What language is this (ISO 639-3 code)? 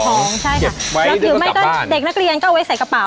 tha